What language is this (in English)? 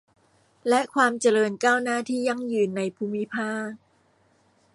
Thai